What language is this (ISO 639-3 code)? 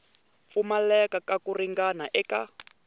tso